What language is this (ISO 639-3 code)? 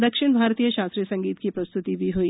hin